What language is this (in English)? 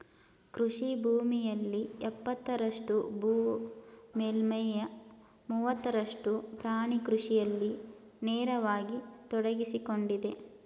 Kannada